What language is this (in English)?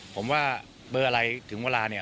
Thai